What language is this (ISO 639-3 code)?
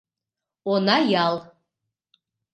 chm